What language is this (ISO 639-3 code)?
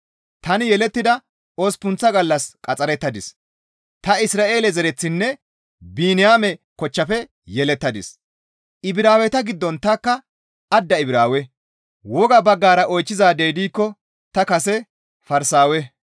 gmv